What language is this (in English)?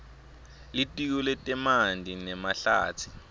Swati